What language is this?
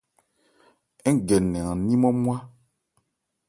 Ebrié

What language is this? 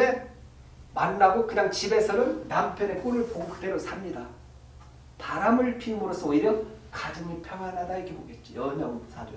Korean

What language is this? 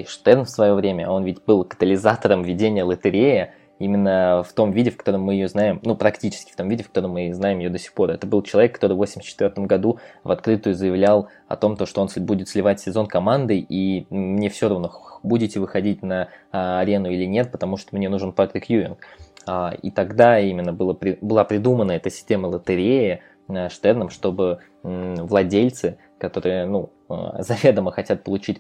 Russian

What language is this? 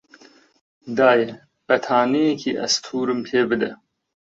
Central Kurdish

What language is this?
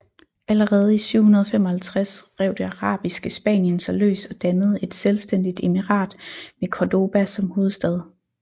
Danish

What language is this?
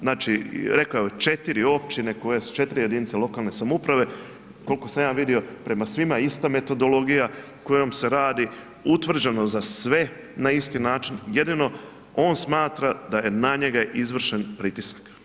Croatian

